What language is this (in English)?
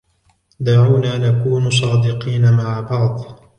Arabic